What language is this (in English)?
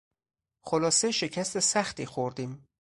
Persian